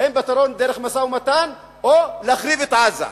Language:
Hebrew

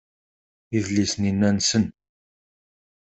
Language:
Kabyle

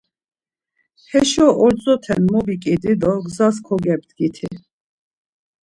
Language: Laz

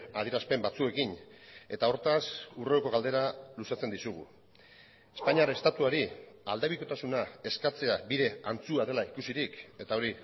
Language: Basque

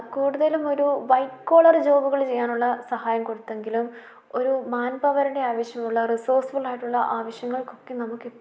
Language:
Malayalam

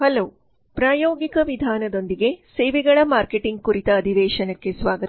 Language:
Kannada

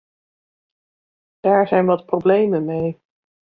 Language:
Dutch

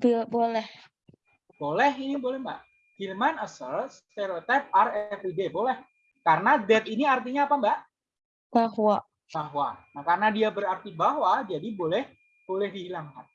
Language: Indonesian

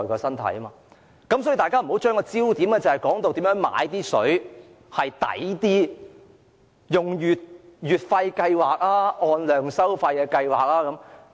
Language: Cantonese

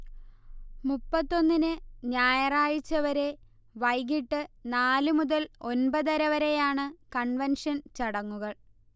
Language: Malayalam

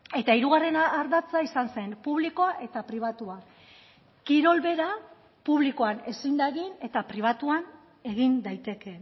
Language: Basque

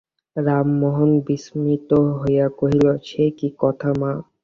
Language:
Bangla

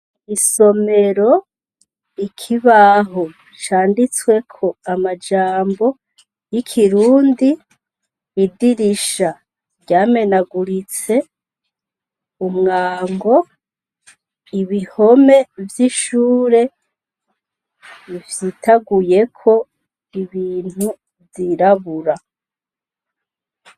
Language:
Rundi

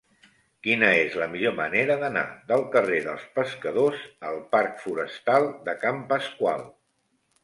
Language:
Catalan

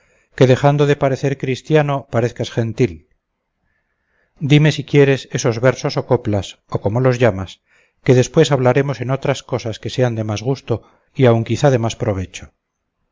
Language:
Spanish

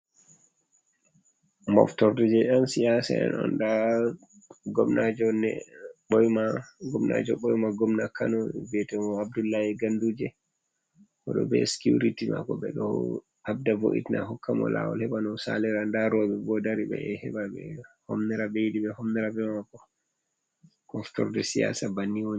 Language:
Fula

